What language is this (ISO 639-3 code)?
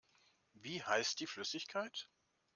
deu